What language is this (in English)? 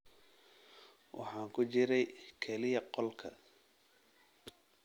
Somali